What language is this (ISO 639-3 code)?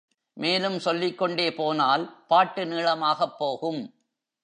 tam